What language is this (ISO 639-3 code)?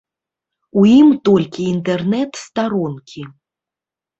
bel